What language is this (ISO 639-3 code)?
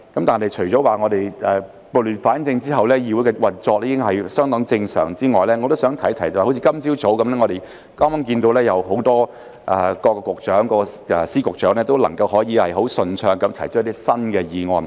yue